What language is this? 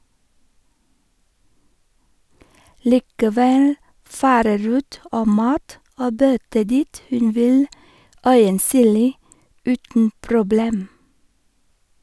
Norwegian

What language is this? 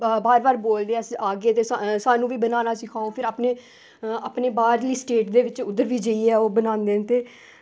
Dogri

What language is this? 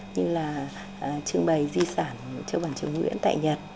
Vietnamese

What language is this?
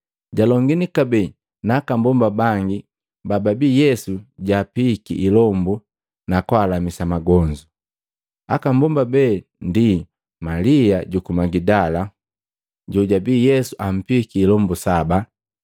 Matengo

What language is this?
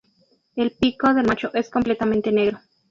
Spanish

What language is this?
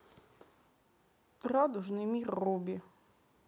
Russian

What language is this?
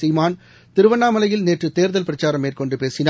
Tamil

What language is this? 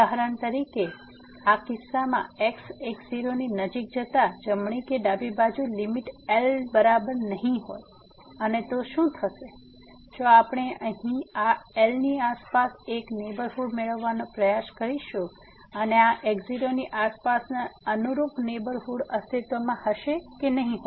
Gujarati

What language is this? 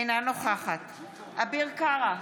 Hebrew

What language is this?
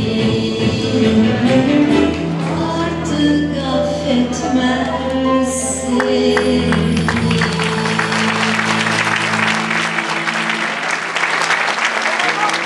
Turkish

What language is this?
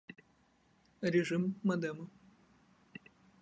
Russian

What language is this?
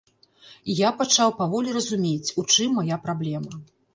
Belarusian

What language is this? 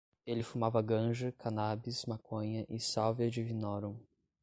Portuguese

